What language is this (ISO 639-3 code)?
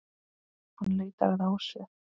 isl